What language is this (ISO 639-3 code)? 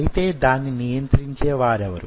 tel